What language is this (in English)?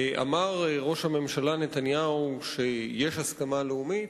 Hebrew